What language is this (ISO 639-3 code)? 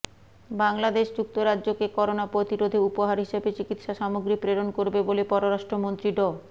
ben